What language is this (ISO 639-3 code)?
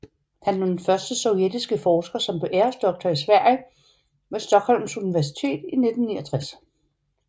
dan